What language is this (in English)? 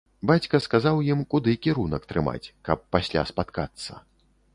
Belarusian